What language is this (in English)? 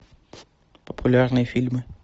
Russian